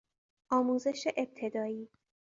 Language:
Persian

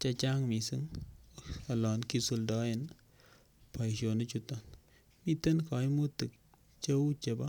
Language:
Kalenjin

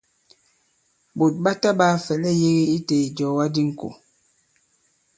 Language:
Bankon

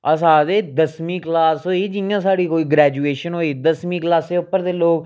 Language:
Dogri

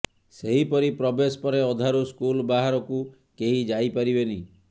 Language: Odia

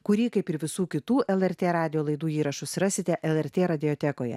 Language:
Lithuanian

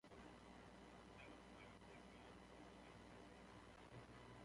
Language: Central Kurdish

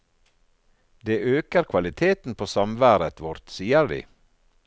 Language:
Norwegian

